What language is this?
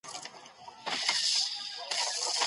Pashto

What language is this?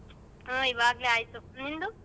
Kannada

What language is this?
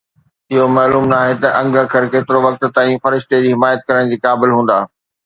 Sindhi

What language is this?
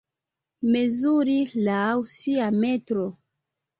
Esperanto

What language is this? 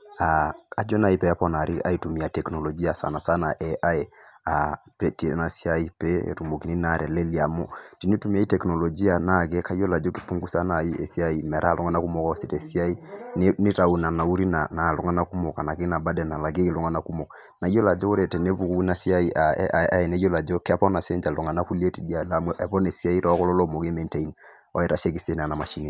Masai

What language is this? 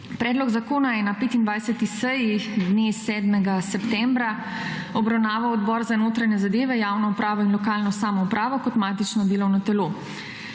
Slovenian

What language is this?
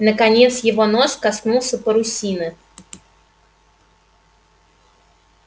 Russian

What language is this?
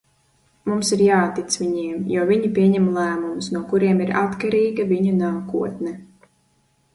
Latvian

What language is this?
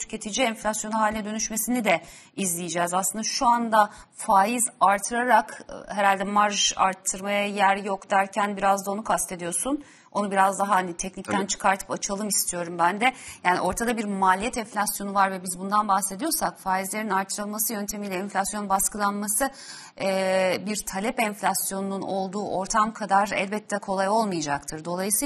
Turkish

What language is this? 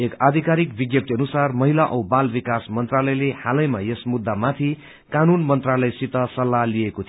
Nepali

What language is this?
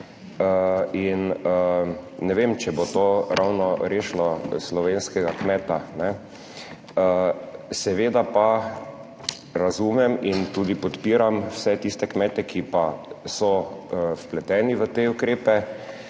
Slovenian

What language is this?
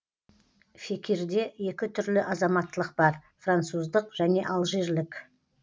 Kazakh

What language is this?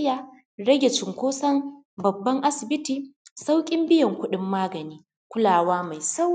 Hausa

